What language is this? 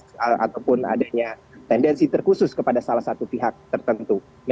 Indonesian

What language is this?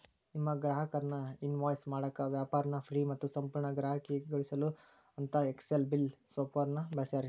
Kannada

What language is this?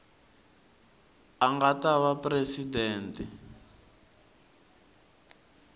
Tsonga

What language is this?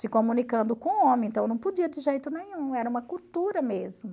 Portuguese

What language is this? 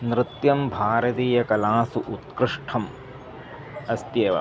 Sanskrit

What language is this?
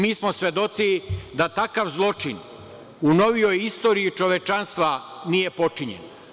Serbian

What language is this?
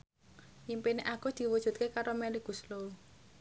Javanese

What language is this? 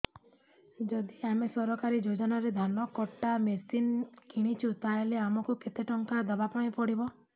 Odia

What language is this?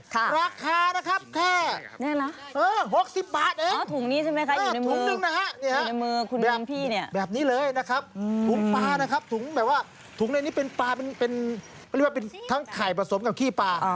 Thai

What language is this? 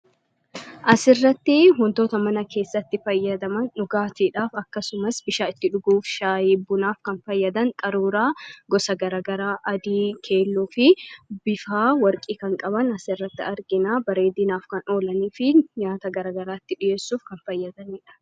Oromo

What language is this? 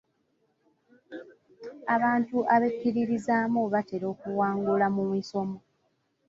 Ganda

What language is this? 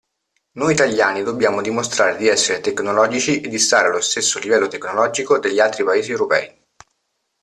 Italian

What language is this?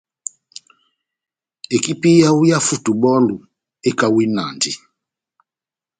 Batanga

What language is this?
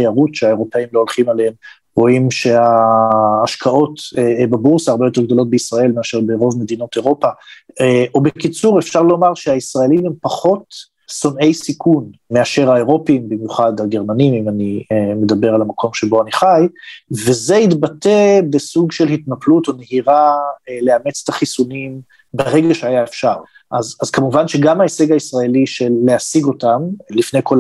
Hebrew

